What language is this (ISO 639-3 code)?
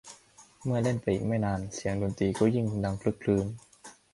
tha